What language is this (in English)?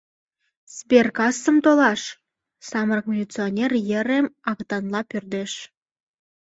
Mari